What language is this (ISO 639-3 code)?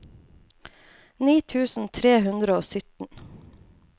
nor